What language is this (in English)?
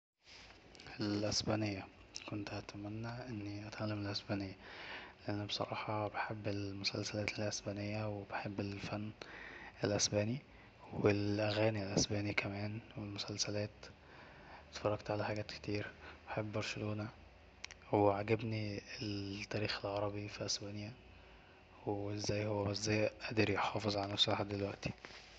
Egyptian Arabic